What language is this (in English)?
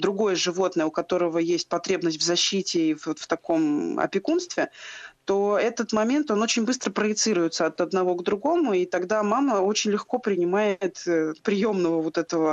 Russian